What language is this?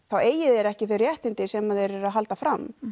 Icelandic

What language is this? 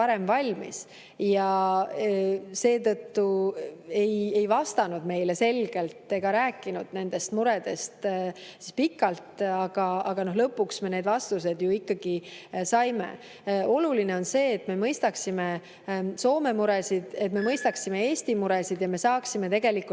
Estonian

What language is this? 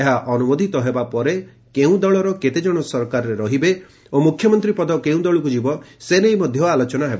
Odia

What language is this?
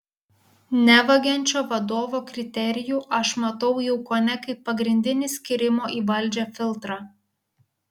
Lithuanian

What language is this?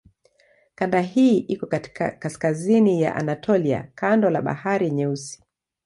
Swahili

